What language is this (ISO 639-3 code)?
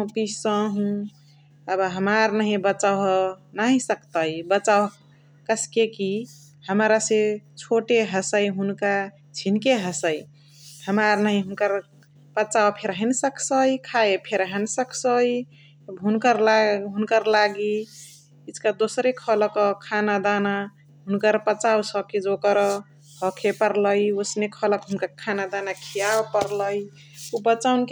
the